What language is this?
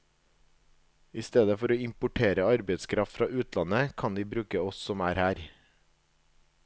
Norwegian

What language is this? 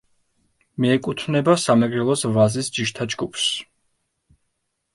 Georgian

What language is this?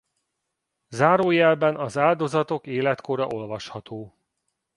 Hungarian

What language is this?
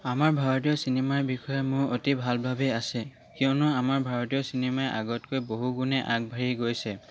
Assamese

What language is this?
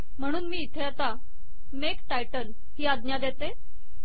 Marathi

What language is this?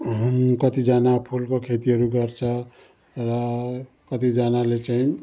Nepali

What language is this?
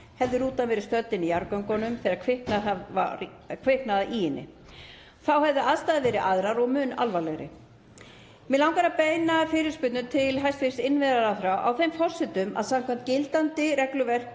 Icelandic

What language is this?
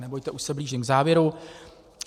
Czech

